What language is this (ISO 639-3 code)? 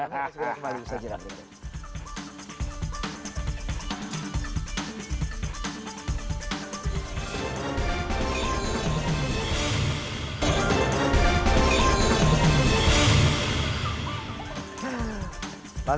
ind